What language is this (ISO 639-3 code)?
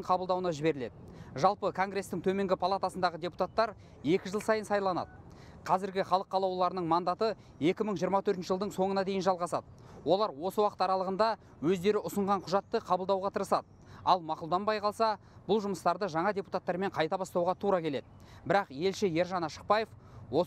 tur